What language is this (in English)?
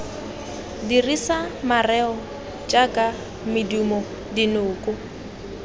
Tswana